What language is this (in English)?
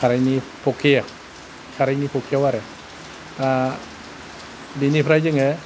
Bodo